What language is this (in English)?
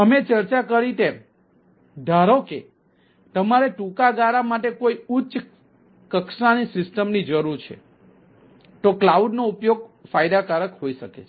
Gujarati